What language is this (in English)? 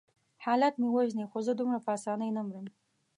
Pashto